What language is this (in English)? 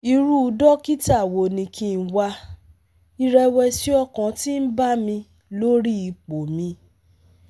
Yoruba